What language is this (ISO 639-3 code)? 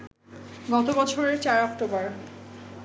ben